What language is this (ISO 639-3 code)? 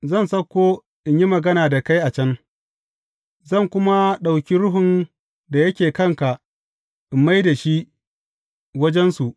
hau